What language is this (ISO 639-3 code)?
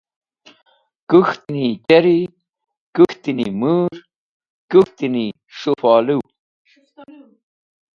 wbl